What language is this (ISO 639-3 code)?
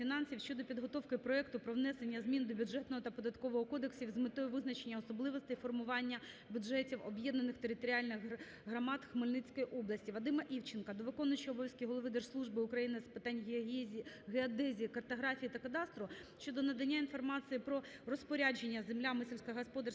ukr